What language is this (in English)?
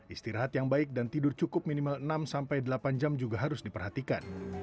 Indonesian